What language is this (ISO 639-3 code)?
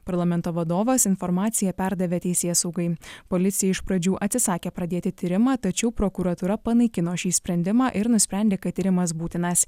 lit